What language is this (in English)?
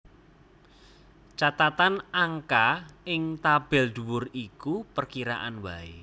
Javanese